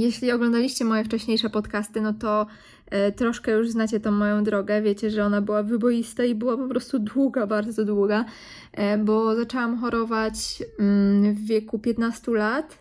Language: Polish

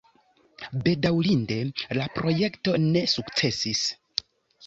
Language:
Esperanto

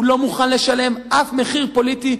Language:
Hebrew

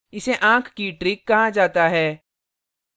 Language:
Hindi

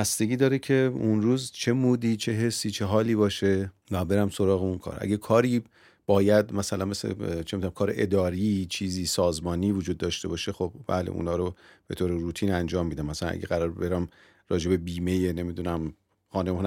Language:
Persian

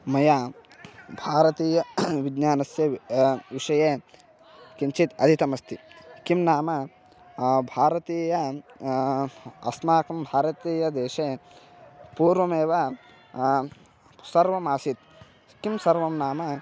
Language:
Sanskrit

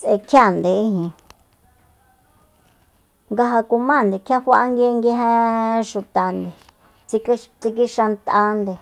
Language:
Soyaltepec Mazatec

